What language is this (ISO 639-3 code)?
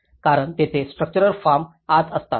mar